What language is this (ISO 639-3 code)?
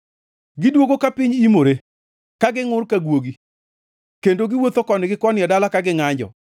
luo